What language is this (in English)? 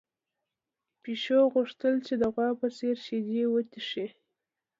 Pashto